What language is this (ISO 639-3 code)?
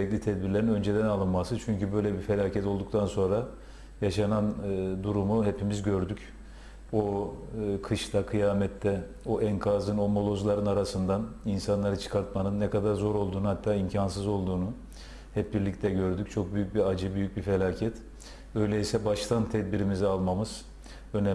tur